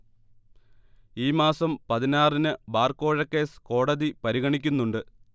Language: Malayalam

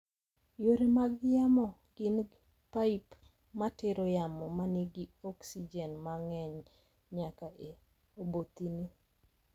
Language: Luo (Kenya and Tanzania)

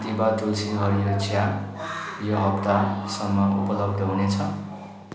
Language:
Nepali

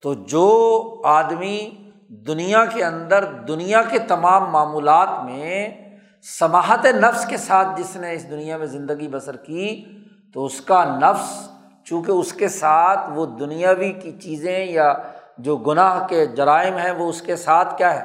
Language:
Urdu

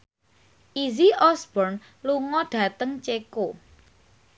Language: Javanese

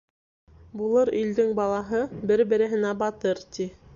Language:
Bashkir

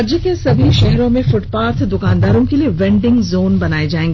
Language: Hindi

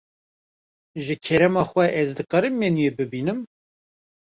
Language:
Kurdish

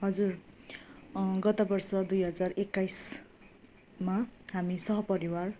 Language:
Nepali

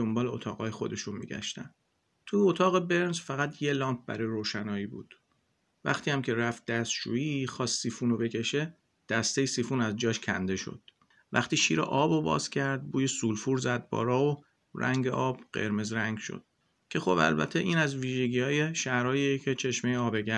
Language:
Persian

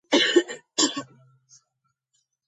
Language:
Georgian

